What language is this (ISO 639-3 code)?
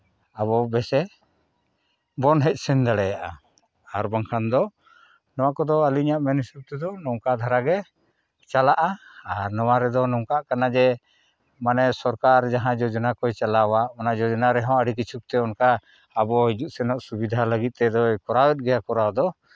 sat